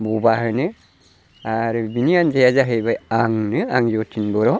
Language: Bodo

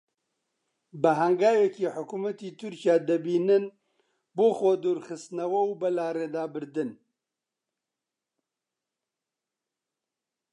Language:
Central Kurdish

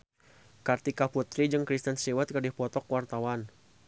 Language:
Sundanese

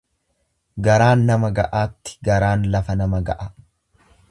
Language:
Oromo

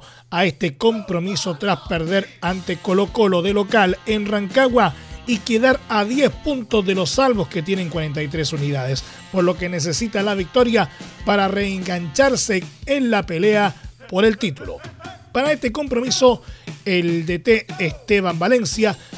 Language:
Spanish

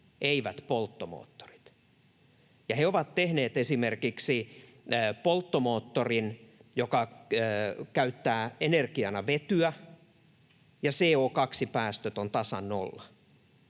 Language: Finnish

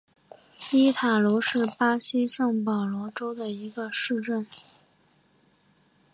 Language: Chinese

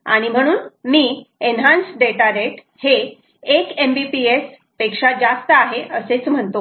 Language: Marathi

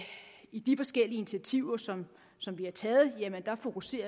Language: Danish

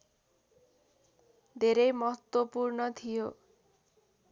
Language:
Nepali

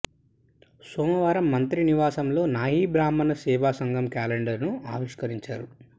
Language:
Telugu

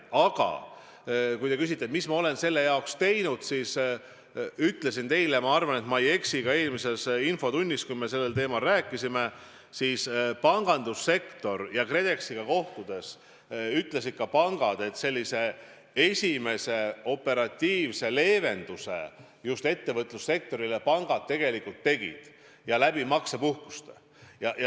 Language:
Estonian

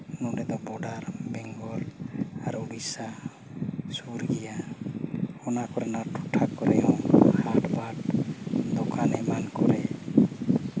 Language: Santali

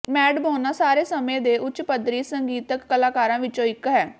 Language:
Punjabi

